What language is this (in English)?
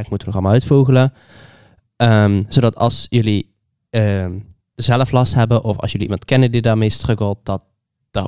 Dutch